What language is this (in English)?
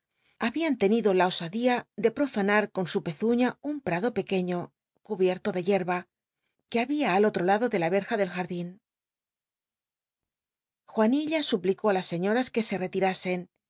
Spanish